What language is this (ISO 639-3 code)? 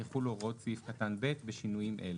heb